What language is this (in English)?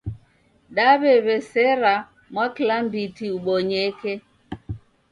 Taita